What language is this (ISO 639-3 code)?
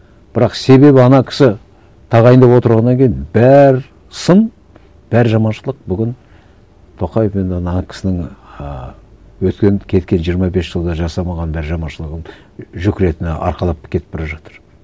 kaz